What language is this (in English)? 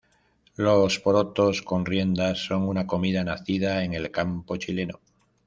Spanish